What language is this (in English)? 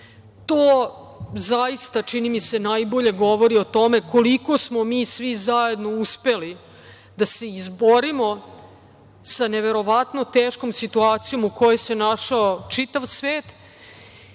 Serbian